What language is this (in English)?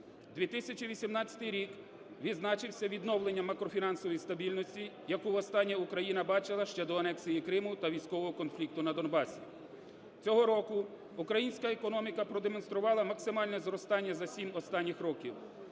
Ukrainian